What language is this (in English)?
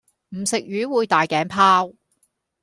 Cantonese